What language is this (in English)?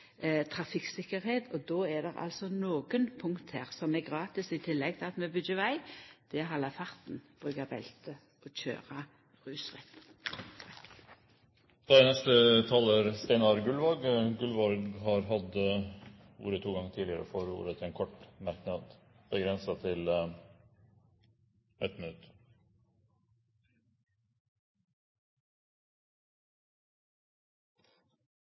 Norwegian